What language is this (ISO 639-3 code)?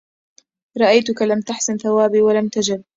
ara